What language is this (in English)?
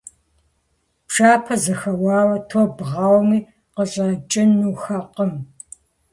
Kabardian